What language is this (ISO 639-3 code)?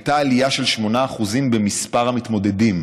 heb